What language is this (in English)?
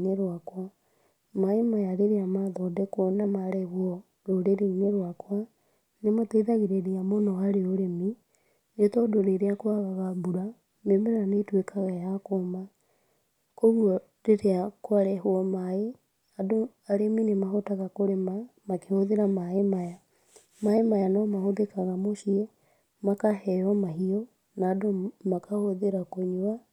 Kikuyu